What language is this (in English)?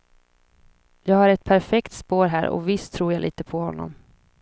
Swedish